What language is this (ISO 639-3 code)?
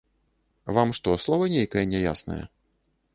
bel